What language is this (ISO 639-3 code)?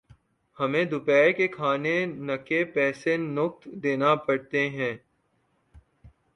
urd